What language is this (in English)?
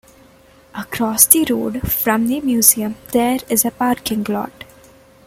English